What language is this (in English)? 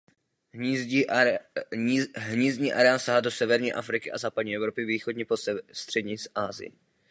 Czech